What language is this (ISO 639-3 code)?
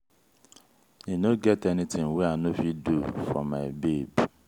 pcm